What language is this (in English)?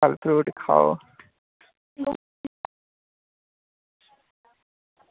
Dogri